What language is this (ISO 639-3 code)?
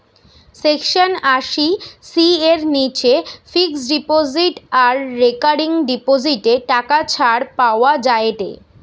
ben